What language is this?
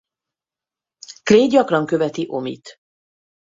Hungarian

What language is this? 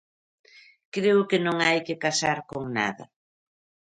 Galician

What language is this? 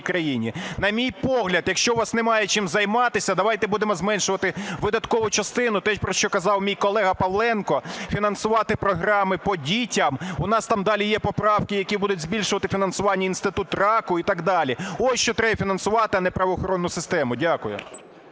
Ukrainian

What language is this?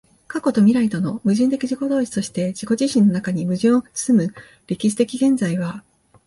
Japanese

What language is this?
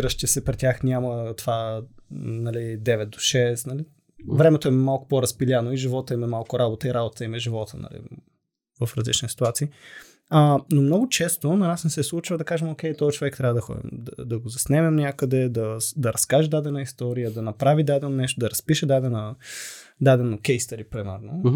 Bulgarian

